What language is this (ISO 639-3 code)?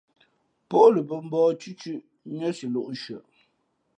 fmp